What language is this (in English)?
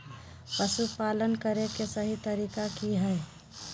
Magahi